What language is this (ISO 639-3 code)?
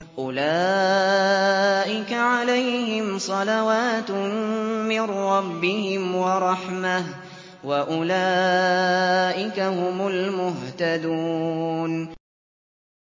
ara